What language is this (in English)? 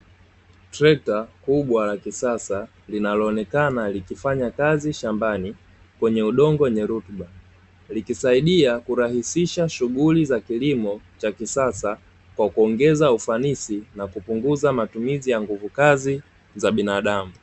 Swahili